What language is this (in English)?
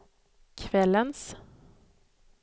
Swedish